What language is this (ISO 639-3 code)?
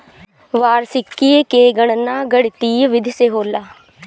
bho